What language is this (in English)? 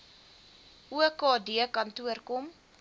Afrikaans